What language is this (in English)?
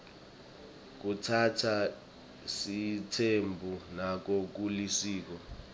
Swati